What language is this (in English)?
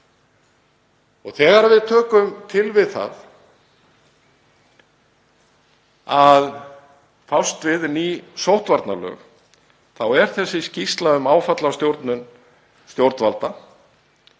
Icelandic